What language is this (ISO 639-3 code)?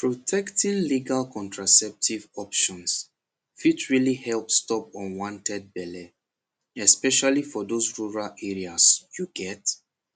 pcm